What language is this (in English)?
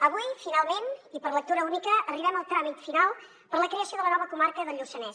Catalan